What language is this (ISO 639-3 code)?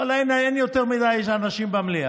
heb